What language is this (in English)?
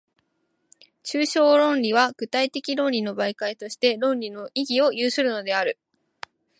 Japanese